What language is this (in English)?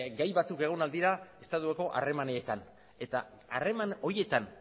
Basque